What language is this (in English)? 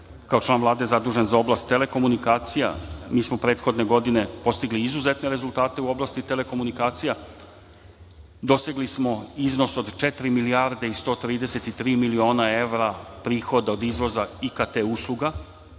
Serbian